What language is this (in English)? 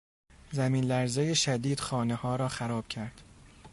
Persian